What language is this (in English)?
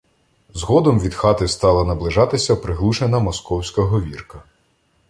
Ukrainian